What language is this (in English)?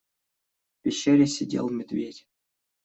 Russian